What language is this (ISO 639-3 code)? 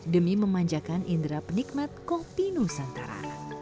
ind